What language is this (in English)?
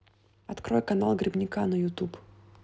Russian